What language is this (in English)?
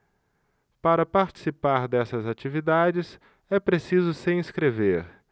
Portuguese